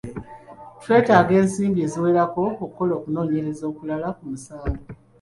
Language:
Ganda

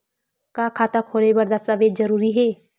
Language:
Chhattisgarhi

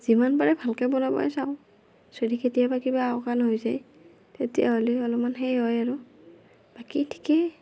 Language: Assamese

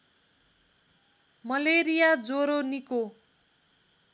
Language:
Nepali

